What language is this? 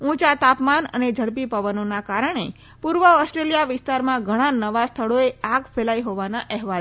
Gujarati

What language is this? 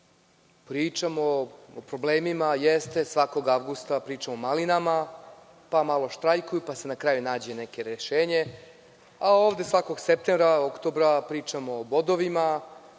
Serbian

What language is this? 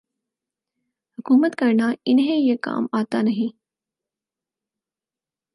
Urdu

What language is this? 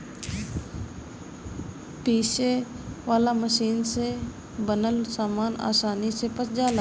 Bhojpuri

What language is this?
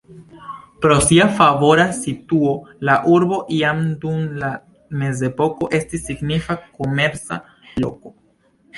Esperanto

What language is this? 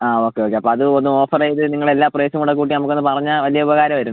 Malayalam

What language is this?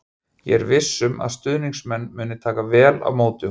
Icelandic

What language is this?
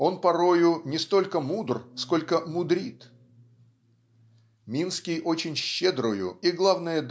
Russian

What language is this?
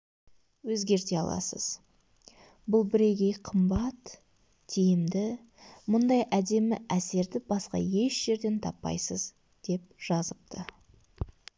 Kazakh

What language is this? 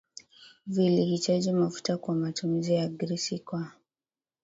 Swahili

